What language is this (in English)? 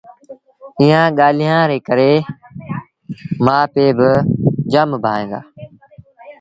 Sindhi Bhil